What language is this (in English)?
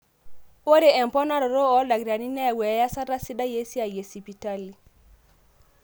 Masai